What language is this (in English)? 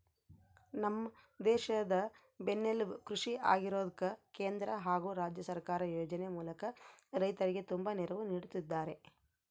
Kannada